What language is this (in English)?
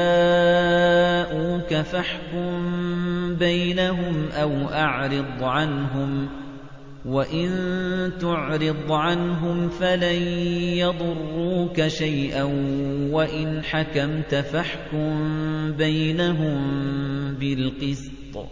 Arabic